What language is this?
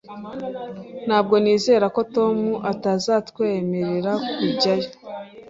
Kinyarwanda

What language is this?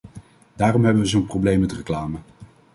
Dutch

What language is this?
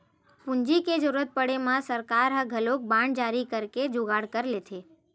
Chhattisgarhi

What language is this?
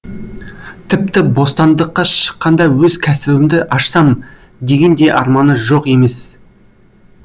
Kazakh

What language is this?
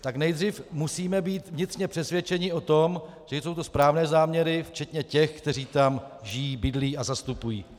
Czech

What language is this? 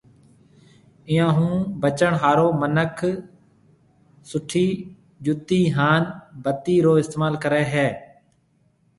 Marwari (Pakistan)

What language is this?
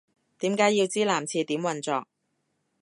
Cantonese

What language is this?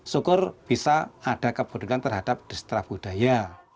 Indonesian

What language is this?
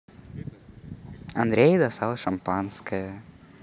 Russian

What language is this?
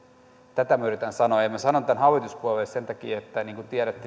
Finnish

